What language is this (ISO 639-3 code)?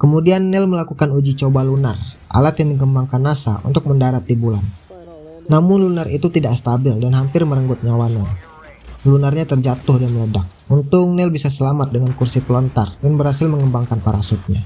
ind